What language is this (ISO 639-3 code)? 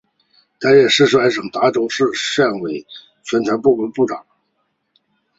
zho